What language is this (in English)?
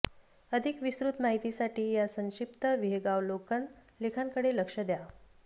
Marathi